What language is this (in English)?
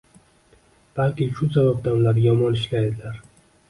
Uzbek